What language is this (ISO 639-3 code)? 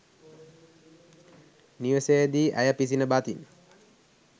sin